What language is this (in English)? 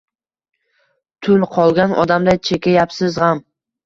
Uzbek